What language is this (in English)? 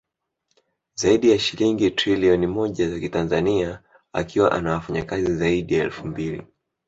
Swahili